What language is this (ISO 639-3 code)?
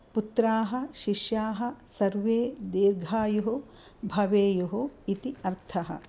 san